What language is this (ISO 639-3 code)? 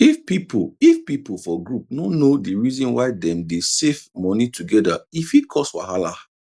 pcm